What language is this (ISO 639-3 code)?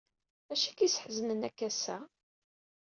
kab